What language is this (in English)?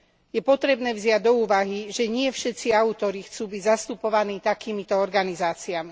Slovak